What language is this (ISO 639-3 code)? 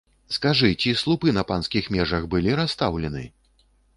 bel